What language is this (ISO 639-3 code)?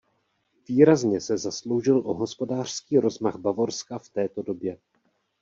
ces